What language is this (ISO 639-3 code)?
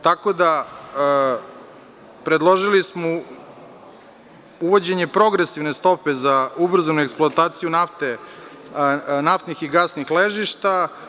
srp